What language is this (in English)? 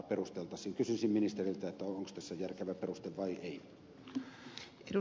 Finnish